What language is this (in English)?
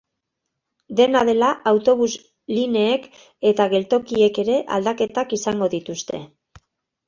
Basque